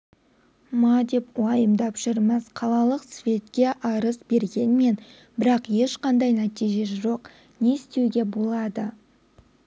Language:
Kazakh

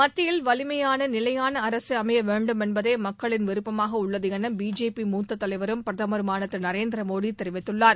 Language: Tamil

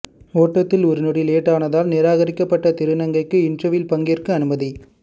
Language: Tamil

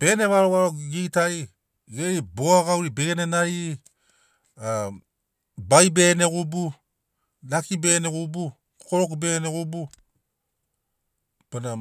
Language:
Sinaugoro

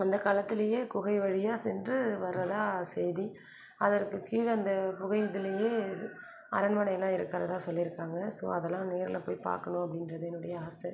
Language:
Tamil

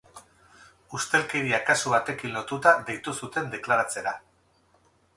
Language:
Basque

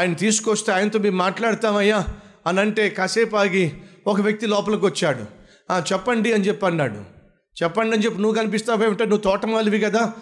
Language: Telugu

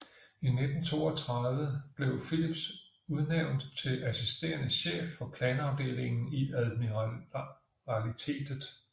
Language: Danish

